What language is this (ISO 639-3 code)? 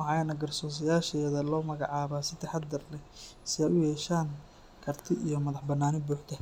som